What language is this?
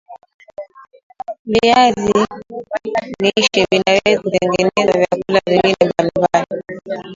Swahili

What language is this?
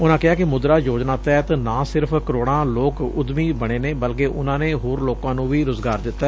Punjabi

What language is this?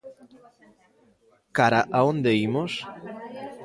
Galician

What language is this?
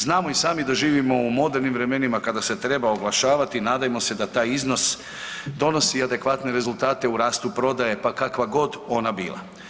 Croatian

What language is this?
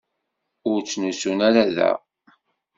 Kabyle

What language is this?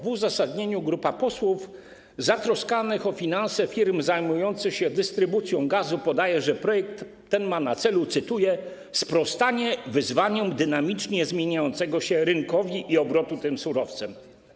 Polish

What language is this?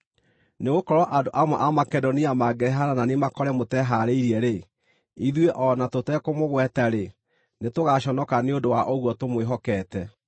Kikuyu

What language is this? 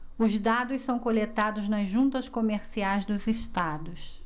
Portuguese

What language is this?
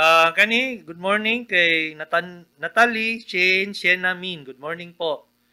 Filipino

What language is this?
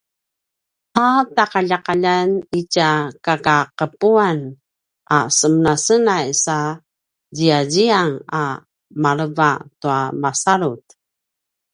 Paiwan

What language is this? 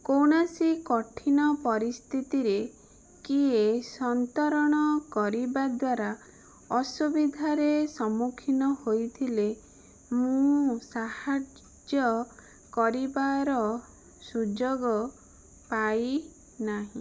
Odia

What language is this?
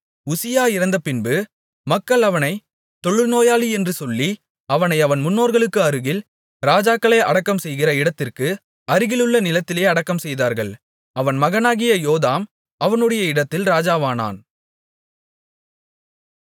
Tamil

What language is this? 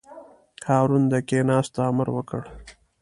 Pashto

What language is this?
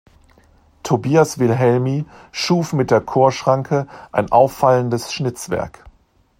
German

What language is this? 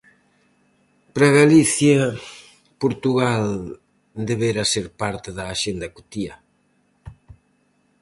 Galician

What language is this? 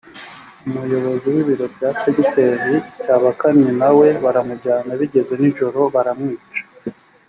Kinyarwanda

